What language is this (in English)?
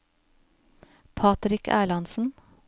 Norwegian